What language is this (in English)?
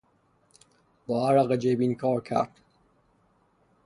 Persian